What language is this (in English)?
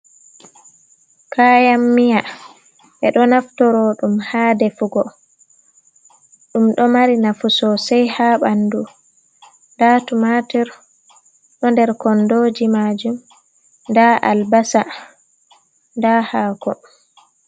Fula